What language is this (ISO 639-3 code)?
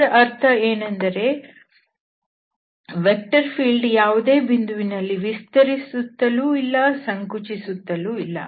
kan